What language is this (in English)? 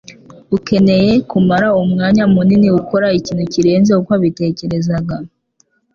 Kinyarwanda